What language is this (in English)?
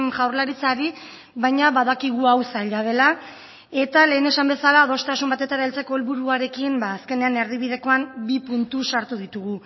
Basque